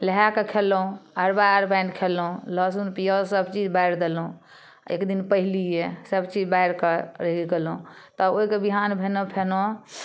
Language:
Maithili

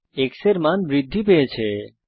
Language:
Bangla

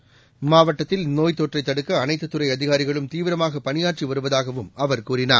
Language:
Tamil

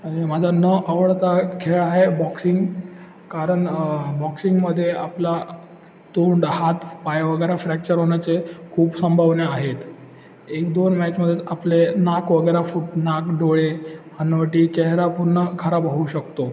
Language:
Marathi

